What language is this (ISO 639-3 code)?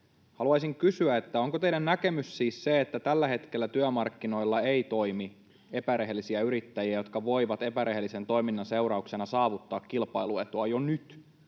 fin